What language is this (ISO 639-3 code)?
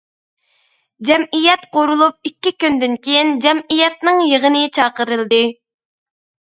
uig